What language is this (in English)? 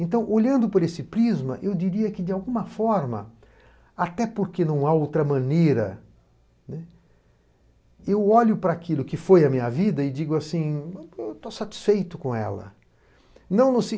Portuguese